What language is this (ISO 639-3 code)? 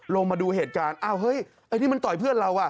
tha